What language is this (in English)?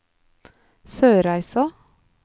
Norwegian